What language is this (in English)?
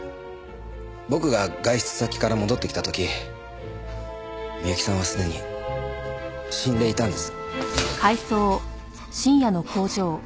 Japanese